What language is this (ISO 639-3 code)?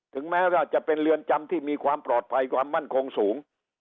tha